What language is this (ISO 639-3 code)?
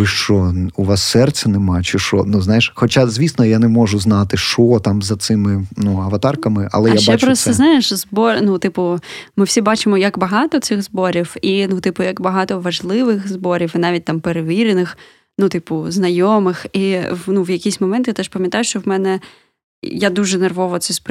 ukr